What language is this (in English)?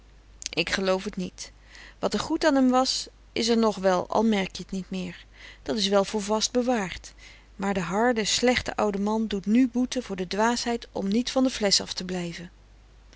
Dutch